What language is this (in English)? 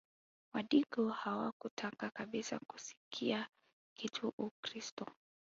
Swahili